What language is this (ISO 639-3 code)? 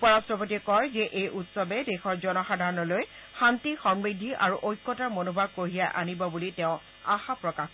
asm